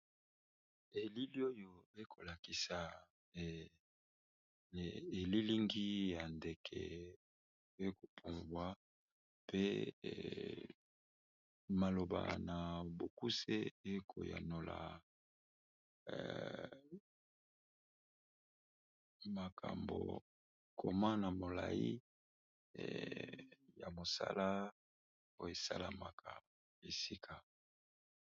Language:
Lingala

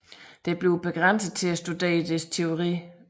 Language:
Danish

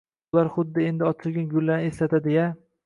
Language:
Uzbek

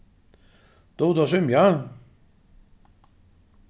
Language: Faroese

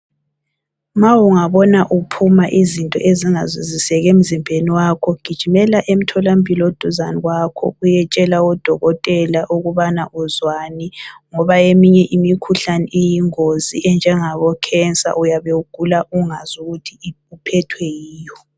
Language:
North Ndebele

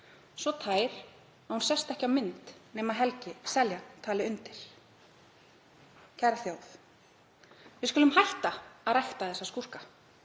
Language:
Icelandic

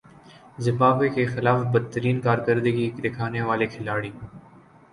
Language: Urdu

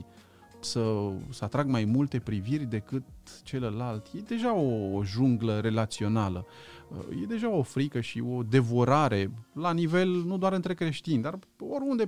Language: Romanian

